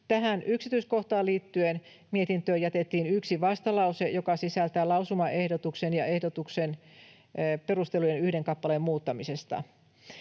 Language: Finnish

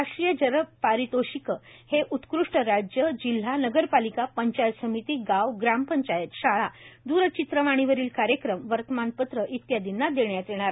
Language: Marathi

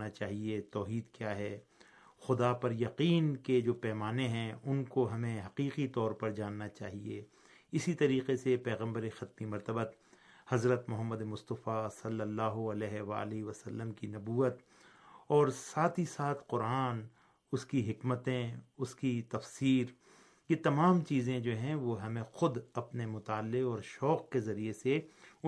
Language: Urdu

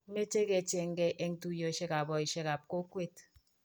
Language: Kalenjin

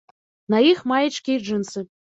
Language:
Belarusian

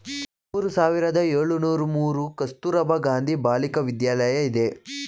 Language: Kannada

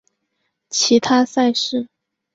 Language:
Chinese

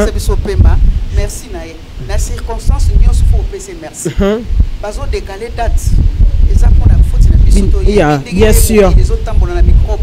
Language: French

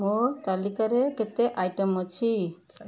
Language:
Odia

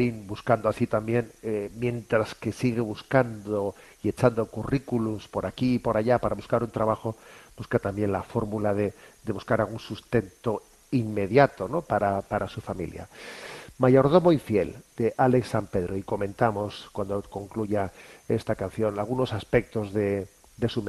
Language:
Spanish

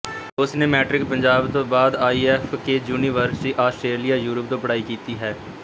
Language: Punjabi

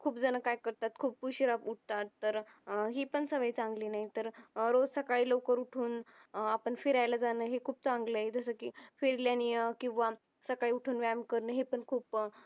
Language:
Marathi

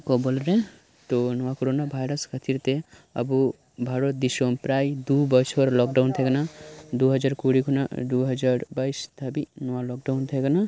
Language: Santali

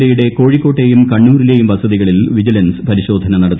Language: Malayalam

